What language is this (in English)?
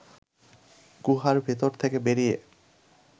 Bangla